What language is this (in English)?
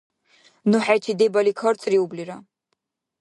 Dargwa